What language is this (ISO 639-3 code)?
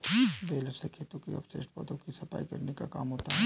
hin